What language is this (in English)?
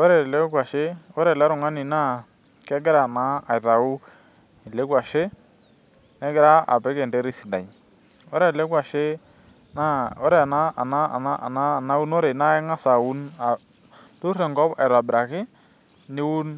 Masai